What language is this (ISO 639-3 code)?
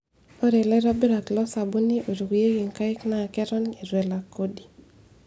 mas